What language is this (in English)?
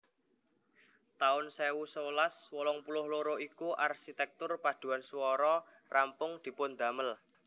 Javanese